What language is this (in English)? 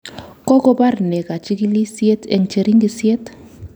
Kalenjin